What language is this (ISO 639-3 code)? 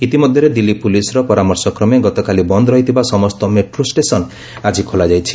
ori